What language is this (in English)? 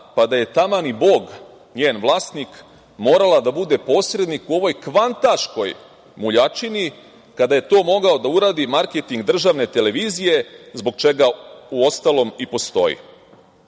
Serbian